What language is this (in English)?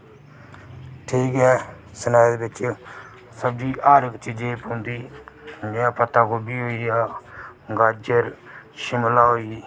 Dogri